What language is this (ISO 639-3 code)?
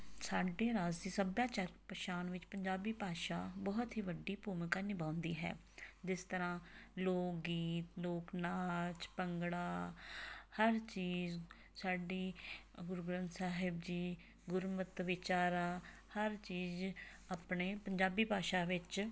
pan